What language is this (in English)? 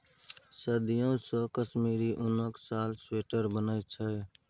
Maithili